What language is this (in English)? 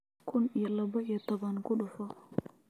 Somali